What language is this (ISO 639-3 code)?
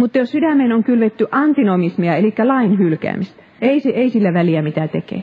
fin